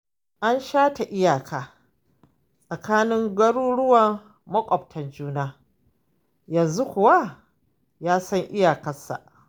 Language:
Hausa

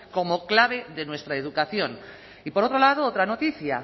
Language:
Spanish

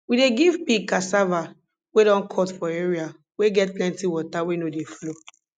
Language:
Nigerian Pidgin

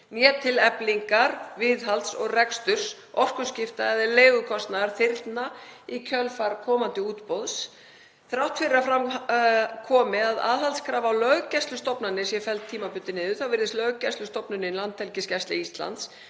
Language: Icelandic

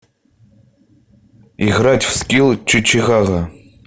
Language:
Russian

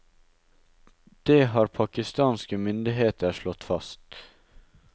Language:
Norwegian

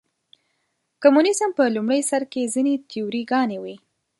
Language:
Pashto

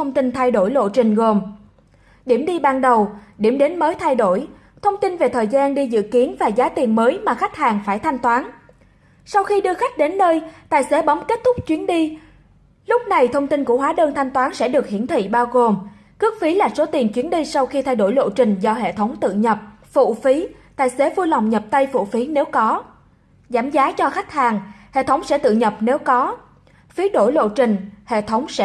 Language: Vietnamese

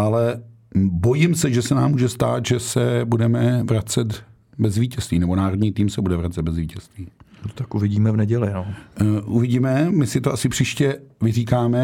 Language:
Czech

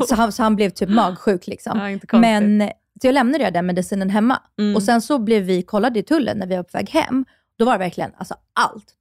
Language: Swedish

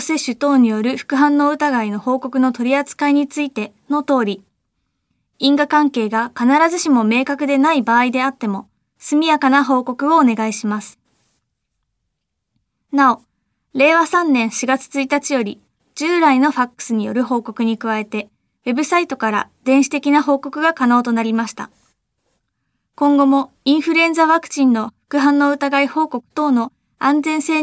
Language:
Japanese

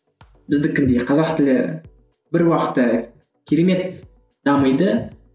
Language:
Kazakh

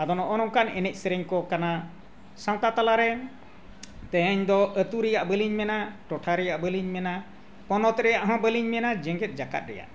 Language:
Santali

